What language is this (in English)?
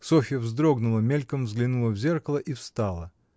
Russian